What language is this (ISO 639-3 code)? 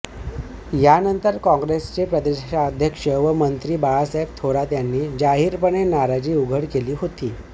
mar